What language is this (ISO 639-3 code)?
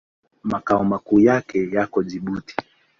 swa